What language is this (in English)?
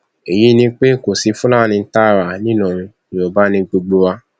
Yoruba